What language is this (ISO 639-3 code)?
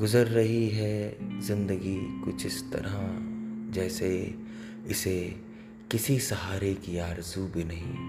hin